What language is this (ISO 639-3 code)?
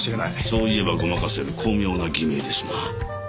jpn